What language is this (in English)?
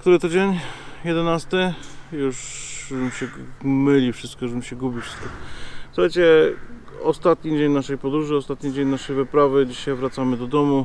Polish